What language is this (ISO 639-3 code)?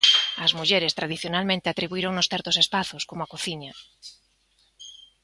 glg